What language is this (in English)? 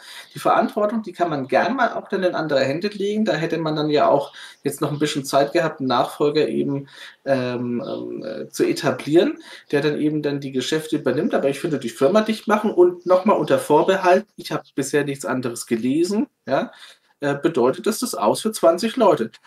German